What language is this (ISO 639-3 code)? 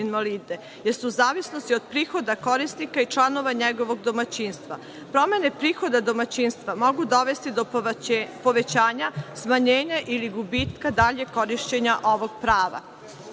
srp